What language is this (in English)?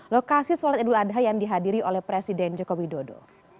Indonesian